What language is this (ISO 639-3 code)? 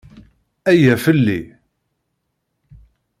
kab